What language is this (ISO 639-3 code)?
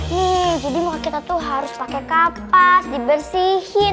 ind